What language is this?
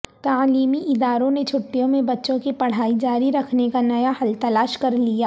Urdu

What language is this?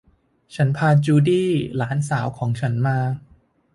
Thai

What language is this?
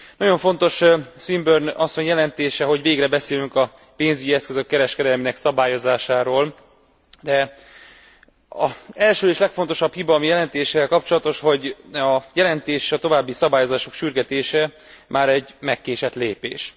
Hungarian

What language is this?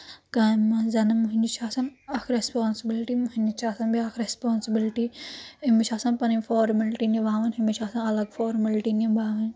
Kashmiri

